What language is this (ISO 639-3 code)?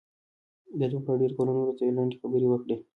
pus